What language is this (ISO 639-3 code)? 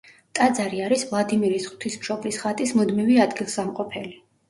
kat